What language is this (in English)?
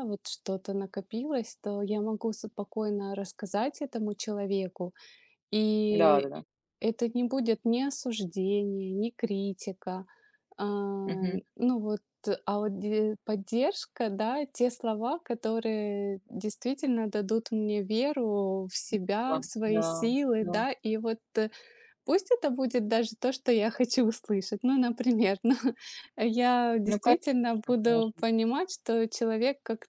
Russian